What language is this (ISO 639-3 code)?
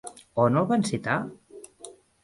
cat